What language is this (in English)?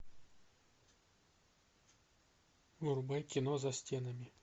Russian